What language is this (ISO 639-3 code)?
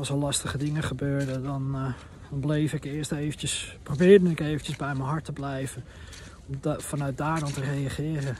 nld